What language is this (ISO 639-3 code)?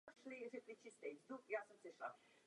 ces